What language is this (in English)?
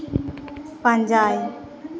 Santali